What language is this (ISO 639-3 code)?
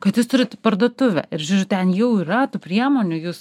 lit